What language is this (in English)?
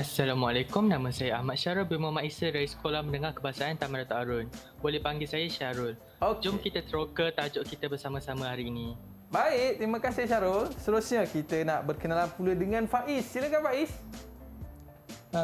Malay